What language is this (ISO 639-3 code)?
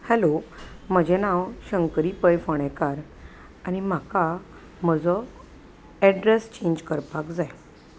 kok